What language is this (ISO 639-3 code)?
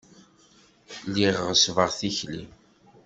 kab